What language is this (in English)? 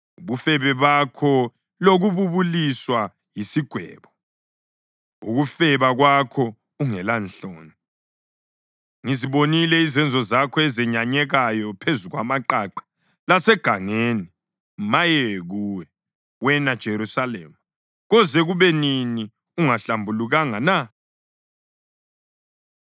North Ndebele